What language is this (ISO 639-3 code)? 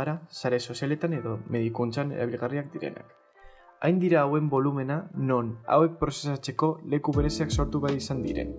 eus